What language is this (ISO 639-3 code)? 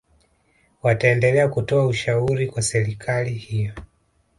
swa